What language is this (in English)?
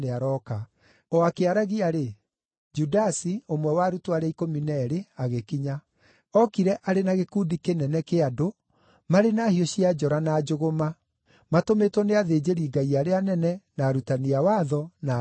Kikuyu